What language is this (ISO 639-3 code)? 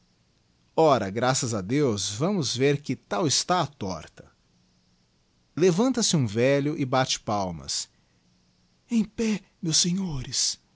por